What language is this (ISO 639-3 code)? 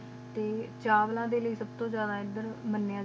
pan